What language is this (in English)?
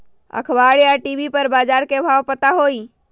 Magahi